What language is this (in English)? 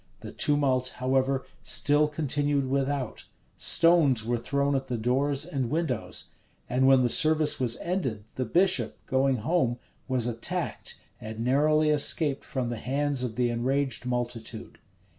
English